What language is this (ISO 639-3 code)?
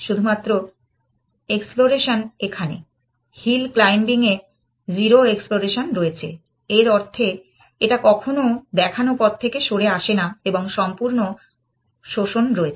ben